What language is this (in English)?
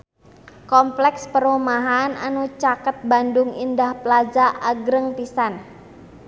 Sundanese